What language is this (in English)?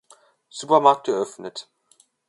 German